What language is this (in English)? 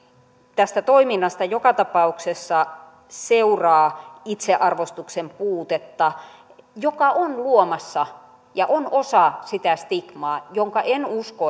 Finnish